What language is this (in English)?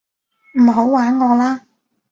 Cantonese